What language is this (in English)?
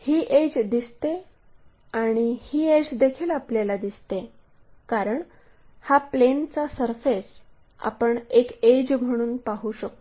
Marathi